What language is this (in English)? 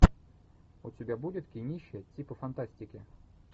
Russian